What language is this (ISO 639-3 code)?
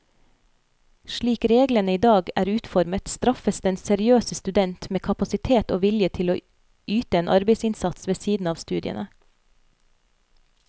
nor